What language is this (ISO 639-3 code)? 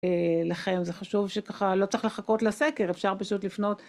heb